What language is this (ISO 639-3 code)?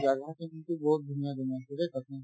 asm